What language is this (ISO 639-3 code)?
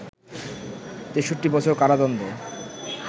ben